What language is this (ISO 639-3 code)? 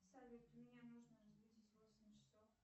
rus